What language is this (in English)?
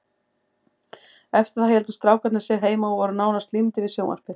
Icelandic